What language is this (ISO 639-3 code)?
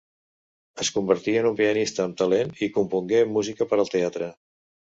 cat